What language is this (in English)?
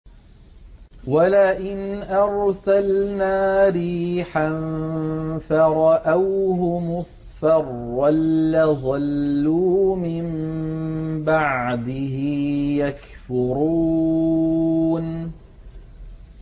Arabic